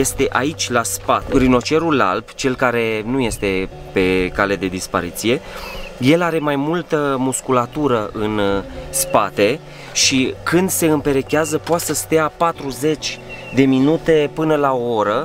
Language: Romanian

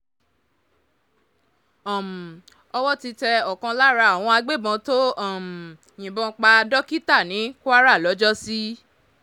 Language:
Yoruba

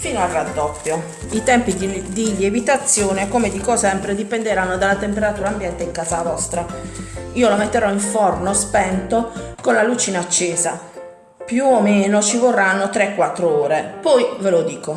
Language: Italian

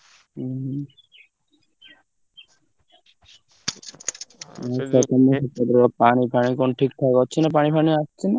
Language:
Odia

